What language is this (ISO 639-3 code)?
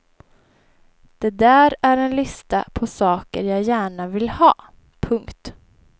swe